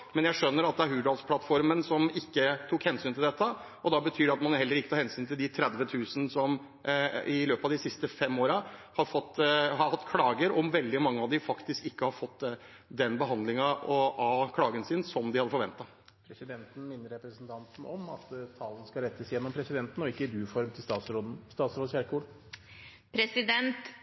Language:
Norwegian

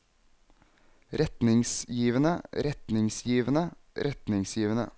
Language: Norwegian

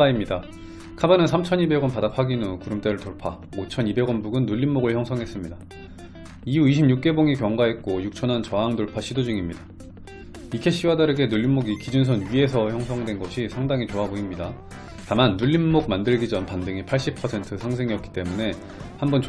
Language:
Korean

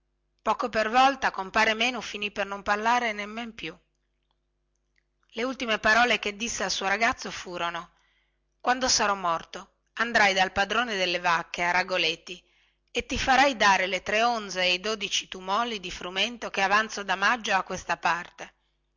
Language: Italian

